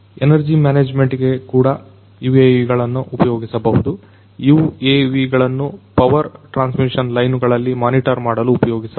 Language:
Kannada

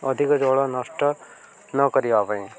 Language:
Odia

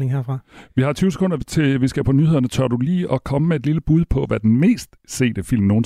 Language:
Danish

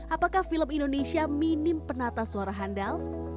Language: Indonesian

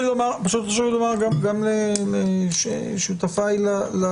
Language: Hebrew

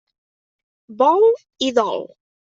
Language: Catalan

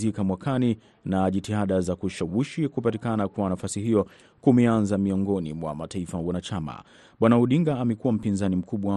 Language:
Swahili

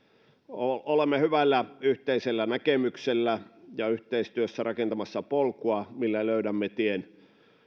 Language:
Finnish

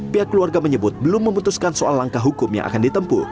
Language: Indonesian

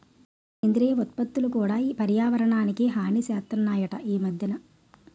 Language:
Telugu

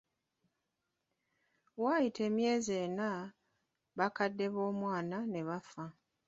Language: Ganda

